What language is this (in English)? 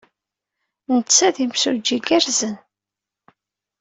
Kabyle